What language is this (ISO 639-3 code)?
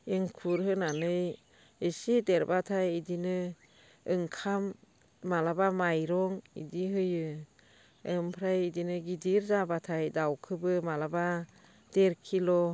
brx